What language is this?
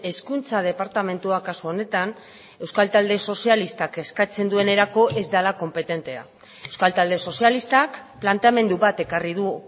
Basque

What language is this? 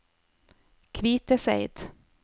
Norwegian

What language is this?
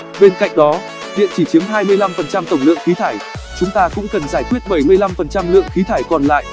Vietnamese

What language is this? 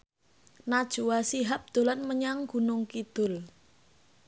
Javanese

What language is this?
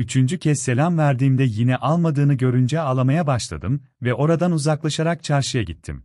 Turkish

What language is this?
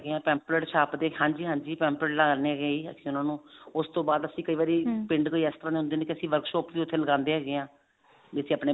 Punjabi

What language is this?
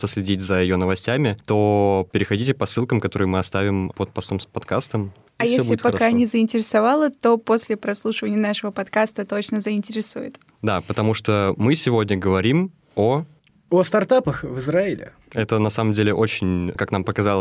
Russian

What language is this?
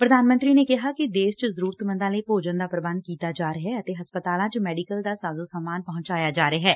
Punjabi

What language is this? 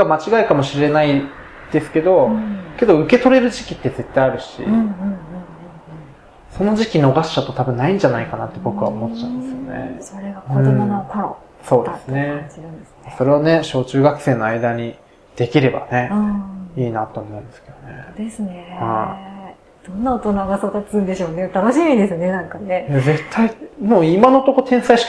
Japanese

